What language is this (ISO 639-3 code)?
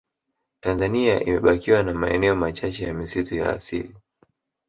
swa